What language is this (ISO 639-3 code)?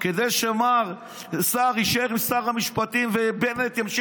heb